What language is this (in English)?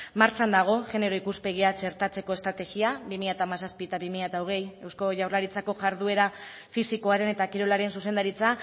Basque